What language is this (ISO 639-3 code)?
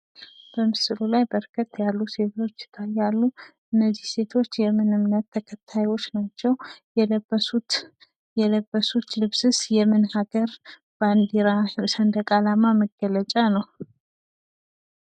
amh